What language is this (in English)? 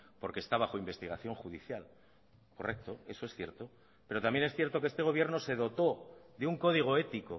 Spanish